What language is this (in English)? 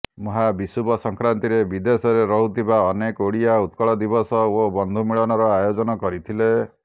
Odia